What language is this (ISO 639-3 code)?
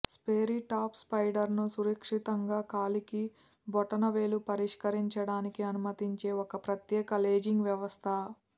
tel